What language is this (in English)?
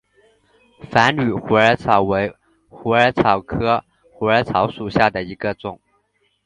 Chinese